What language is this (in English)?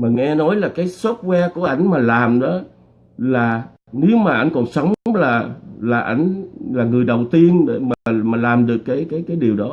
Vietnamese